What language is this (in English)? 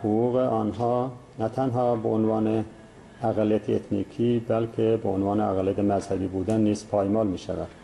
Persian